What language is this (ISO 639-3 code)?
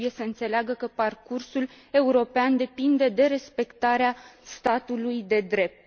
ron